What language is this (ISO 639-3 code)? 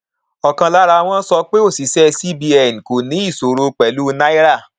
yor